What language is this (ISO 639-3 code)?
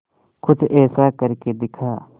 hin